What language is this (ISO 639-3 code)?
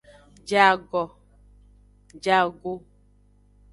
ajg